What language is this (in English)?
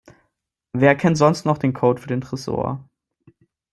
German